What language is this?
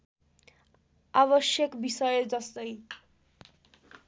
Nepali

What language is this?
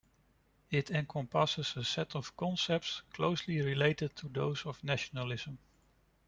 English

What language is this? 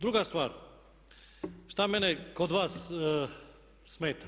Croatian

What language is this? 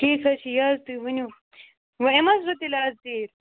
Kashmiri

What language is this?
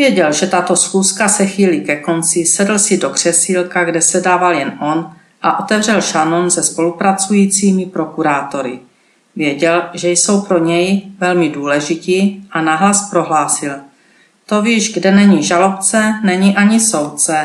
Czech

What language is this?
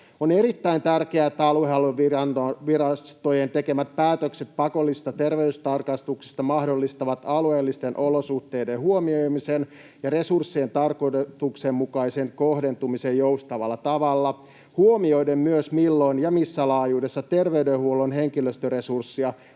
Finnish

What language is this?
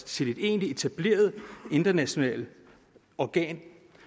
Danish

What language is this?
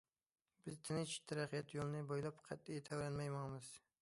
Uyghur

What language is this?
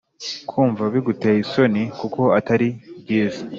Kinyarwanda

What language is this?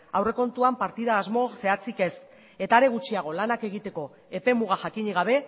Basque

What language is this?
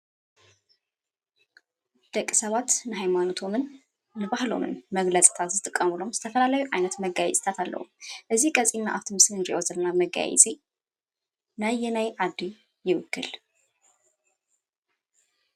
Tigrinya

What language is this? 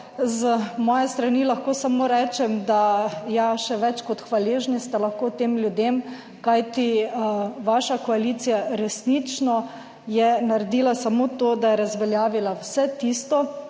Slovenian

